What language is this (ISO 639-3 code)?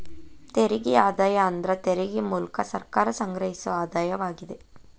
kan